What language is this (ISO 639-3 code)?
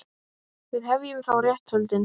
isl